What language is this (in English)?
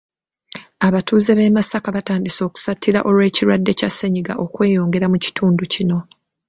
Ganda